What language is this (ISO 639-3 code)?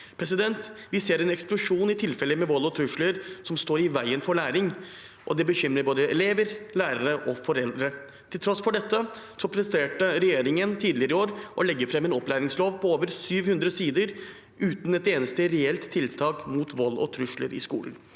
nor